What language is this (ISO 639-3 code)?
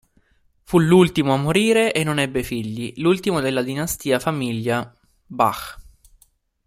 ita